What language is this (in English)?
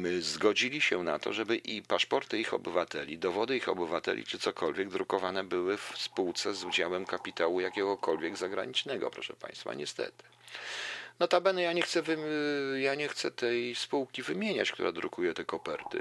Polish